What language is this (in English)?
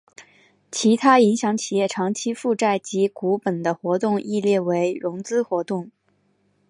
Chinese